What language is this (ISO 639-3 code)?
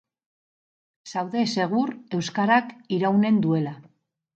eus